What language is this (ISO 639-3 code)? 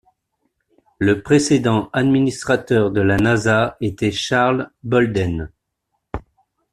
fra